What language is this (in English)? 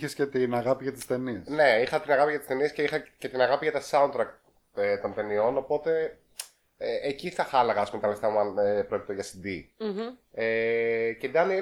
Greek